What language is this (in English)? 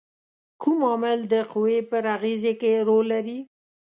Pashto